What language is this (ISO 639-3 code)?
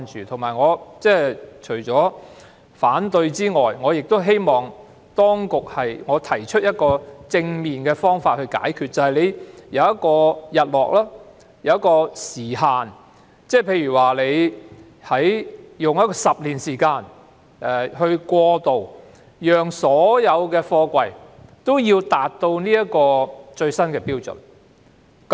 yue